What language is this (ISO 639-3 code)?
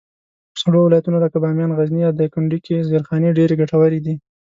pus